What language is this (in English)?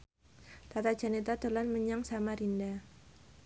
Javanese